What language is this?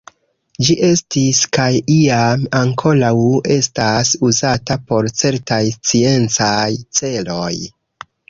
Esperanto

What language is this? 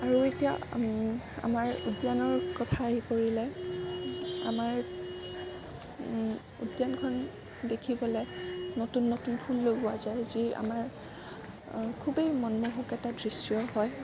Assamese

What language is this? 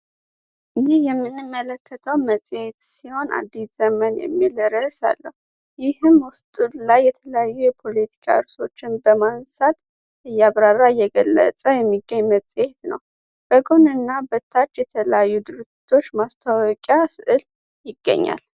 Amharic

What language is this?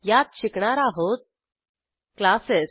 Marathi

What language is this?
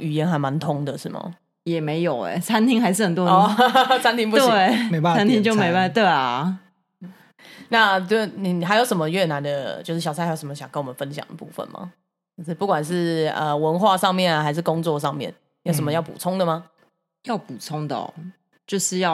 Chinese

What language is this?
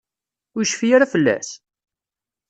Kabyle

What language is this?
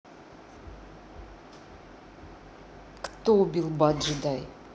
Russian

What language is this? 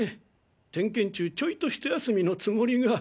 Japanese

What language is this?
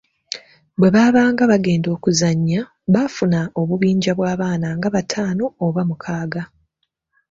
Ganda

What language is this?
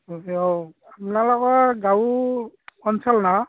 Assamese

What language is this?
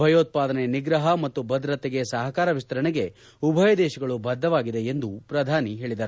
Kannada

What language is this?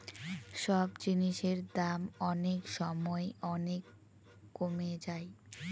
Bangla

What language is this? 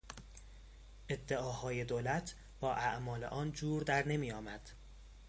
Persian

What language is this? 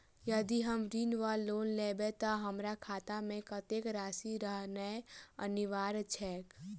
Maithili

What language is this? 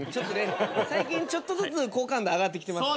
Japanese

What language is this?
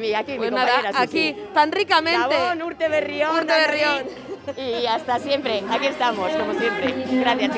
Spanish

